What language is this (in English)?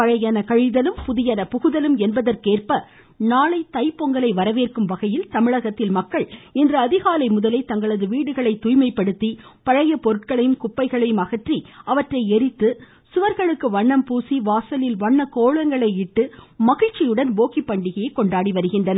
Tamil